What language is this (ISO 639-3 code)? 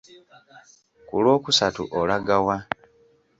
lug